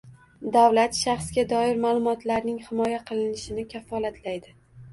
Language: Uzbek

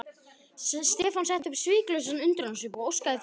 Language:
Icelandic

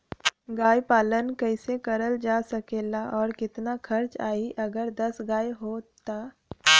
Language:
Bhojpuri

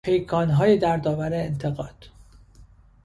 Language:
Persian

